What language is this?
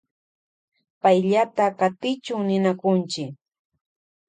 Loja Highland Quichua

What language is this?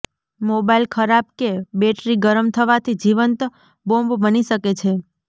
Gujarati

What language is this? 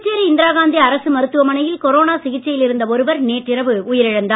Tamil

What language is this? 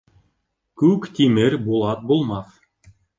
Bashkir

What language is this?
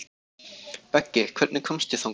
Icelandic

